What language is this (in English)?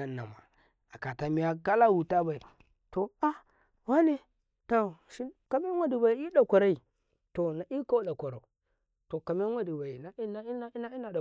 Karekare